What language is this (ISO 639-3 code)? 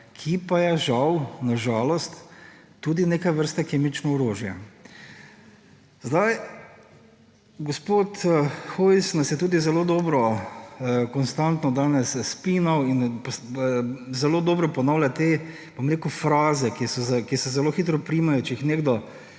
slv